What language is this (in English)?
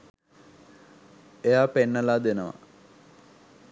Sinhala